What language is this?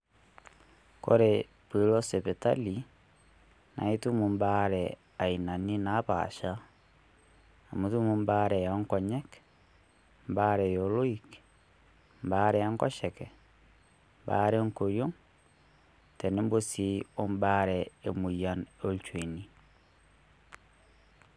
Masai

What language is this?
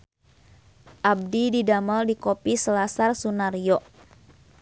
Sundanese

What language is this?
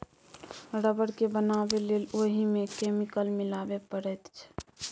Maithili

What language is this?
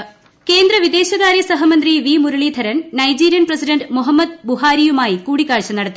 Malayalam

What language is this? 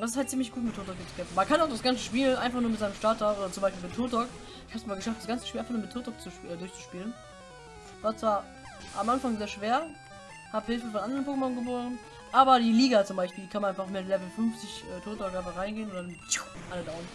German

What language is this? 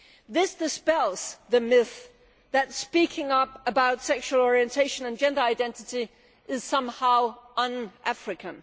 English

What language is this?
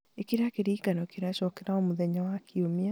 Kikuyu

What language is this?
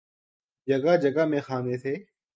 Urdu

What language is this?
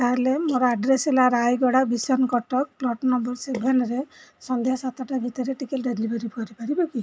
Odia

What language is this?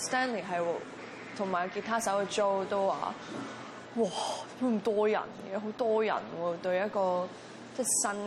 Chinese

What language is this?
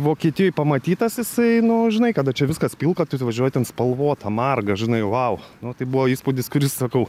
Lithuanian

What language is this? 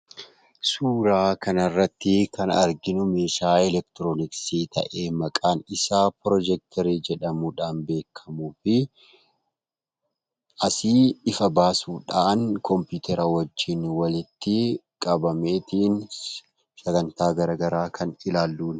Oromo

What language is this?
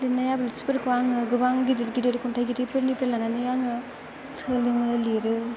Bodo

